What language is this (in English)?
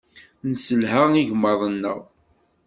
Kabyle